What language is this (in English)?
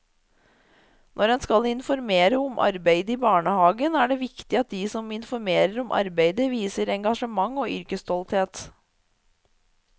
Norwegian